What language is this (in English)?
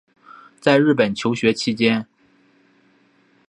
Chinese